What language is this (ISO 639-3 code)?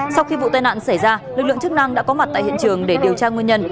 vie